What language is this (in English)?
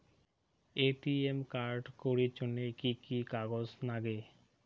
Bangla